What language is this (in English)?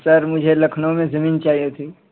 Urdu